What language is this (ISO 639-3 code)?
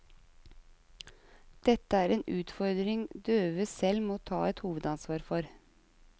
nor